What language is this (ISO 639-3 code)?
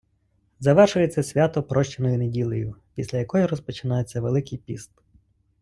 ukr